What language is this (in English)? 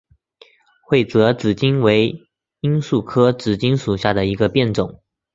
Chinese